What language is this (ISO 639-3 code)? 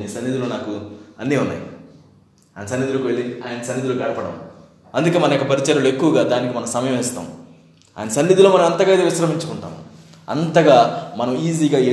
tel